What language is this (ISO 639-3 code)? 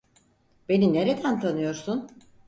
tur